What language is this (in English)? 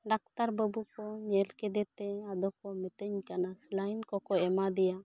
Santali